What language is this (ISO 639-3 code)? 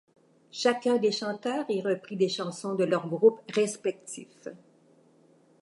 fra